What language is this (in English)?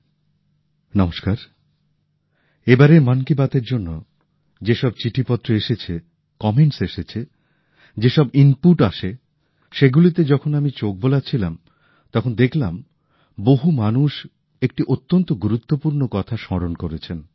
Bangla